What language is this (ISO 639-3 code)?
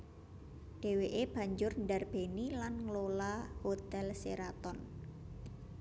jav